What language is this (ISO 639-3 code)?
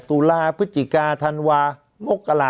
tha